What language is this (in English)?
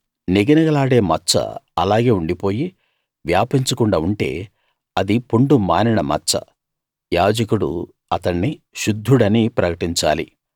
Telugu